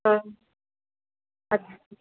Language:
Maithili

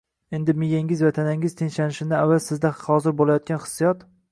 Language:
Uzbek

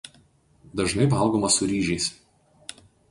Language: Lithuanian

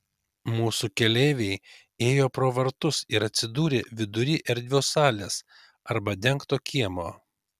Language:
Lithuanian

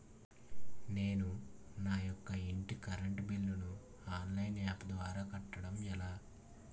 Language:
Telugu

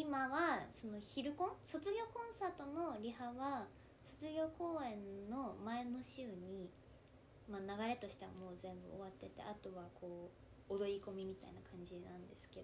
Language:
Japanese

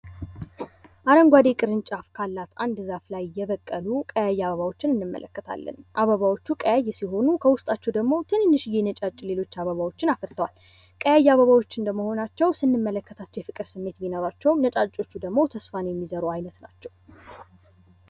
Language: Amharic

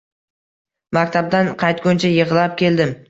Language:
Uzbek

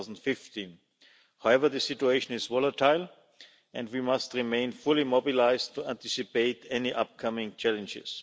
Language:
English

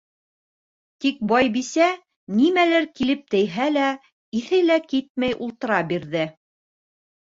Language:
Bashkir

